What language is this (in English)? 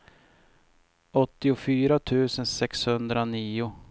Swedish